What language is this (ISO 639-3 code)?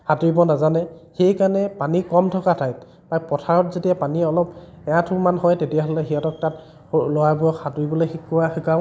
asm